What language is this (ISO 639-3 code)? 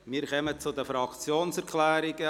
gsw